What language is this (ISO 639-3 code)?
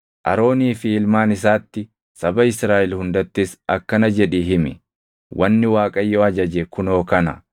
orm